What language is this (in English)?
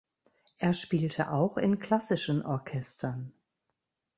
German